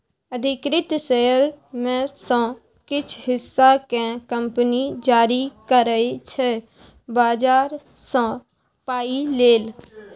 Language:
Maithili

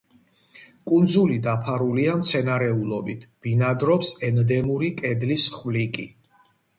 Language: Georgian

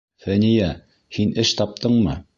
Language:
Bashkir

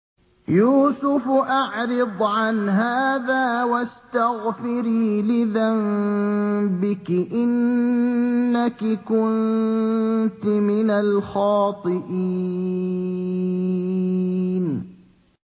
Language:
Arabic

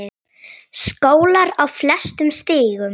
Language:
Icelandic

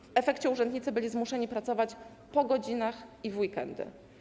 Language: Polish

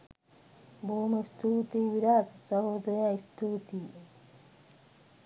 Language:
Sinhala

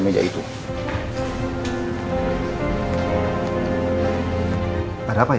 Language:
Indonesian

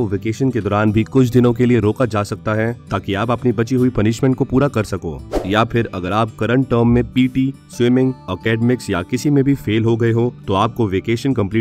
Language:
Hindi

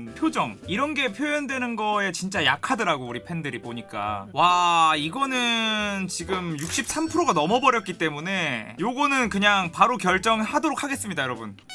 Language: Korean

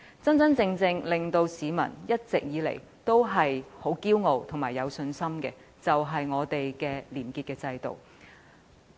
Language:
Cantonese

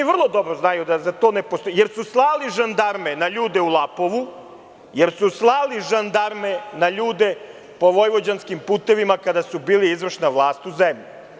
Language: Serbian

